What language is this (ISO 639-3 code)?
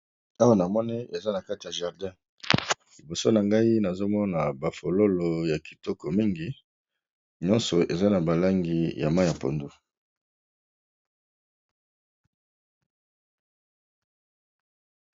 lin